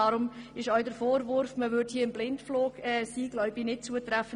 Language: Swiss German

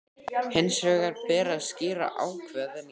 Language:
Icelandic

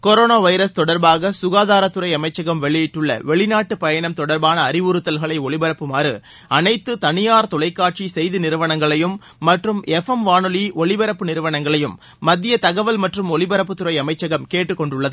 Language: Tamil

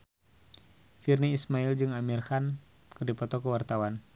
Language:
Sundanese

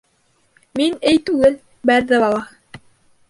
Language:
Bashkir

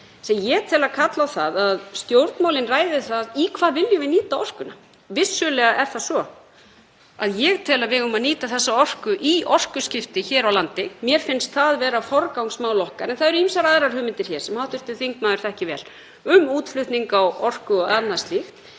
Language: Icelandic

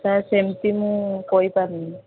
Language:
Odia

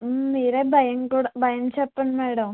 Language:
Telugu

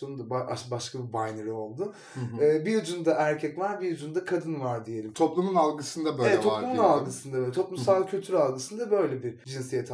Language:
Turkish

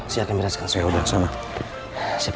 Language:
Indonesian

